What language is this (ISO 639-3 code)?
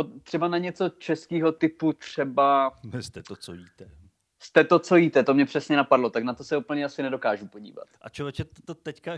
ces